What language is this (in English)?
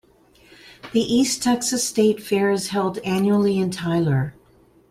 English